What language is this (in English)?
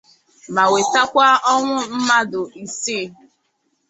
Igbo